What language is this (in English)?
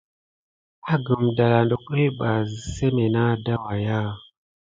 Gidar